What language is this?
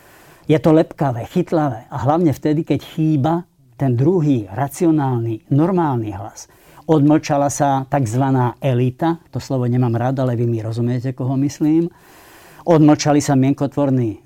Slovak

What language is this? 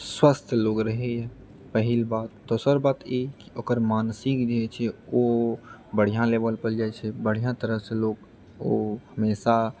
Maithili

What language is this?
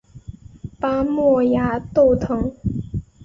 Chinese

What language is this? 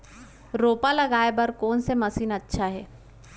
Chhattisgarhi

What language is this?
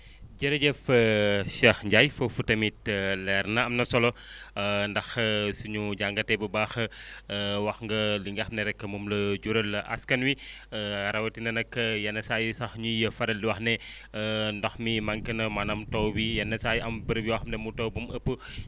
Wolof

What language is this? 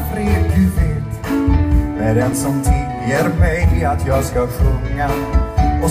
Swedish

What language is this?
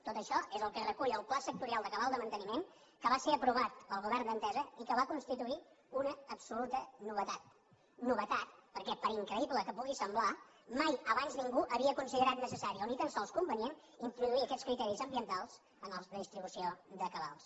Catalan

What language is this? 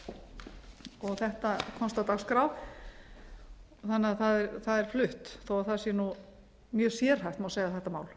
Icelandic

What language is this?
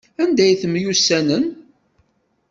Kabyle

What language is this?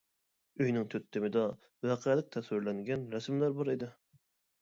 Uyghur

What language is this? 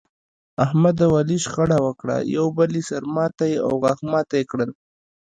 Pashto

